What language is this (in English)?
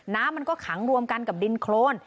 Thai